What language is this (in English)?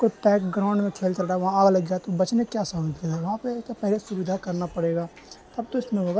Urdu